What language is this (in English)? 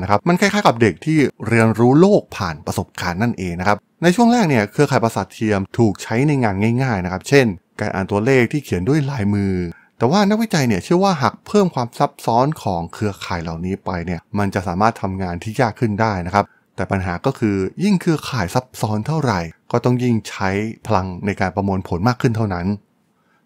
Thai